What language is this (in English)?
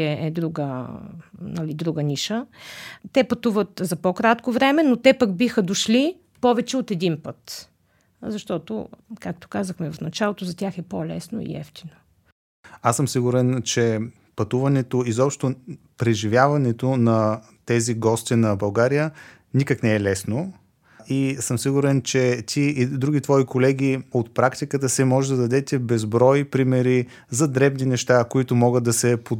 Bulgarian